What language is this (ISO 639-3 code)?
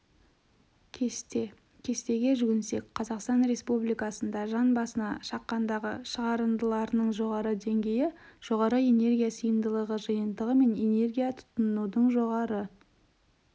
kaz